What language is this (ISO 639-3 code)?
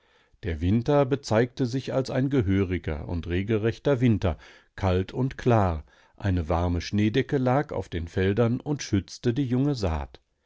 deu